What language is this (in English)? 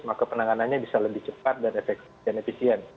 Indonesian